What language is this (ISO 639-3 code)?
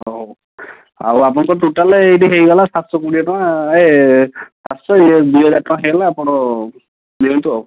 ori